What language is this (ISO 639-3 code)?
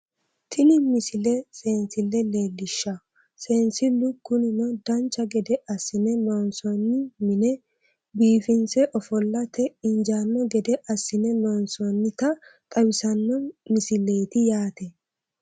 sid